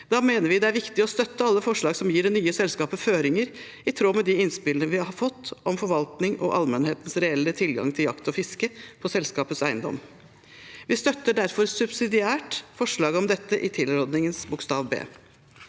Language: Norwegian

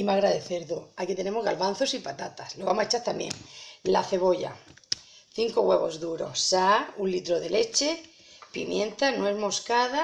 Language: Spanish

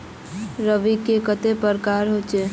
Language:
Magahi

